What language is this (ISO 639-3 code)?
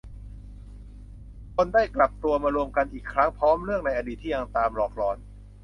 tha